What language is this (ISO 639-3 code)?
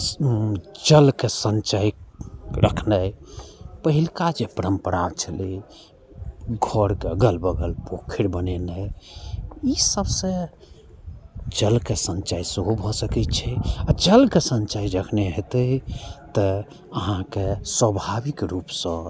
mai